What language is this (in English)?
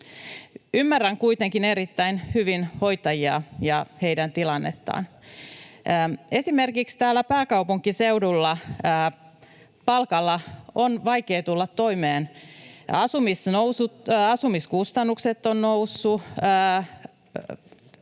Finnish